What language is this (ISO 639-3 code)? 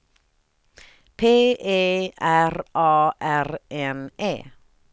swe